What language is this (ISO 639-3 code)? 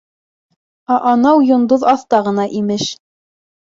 bak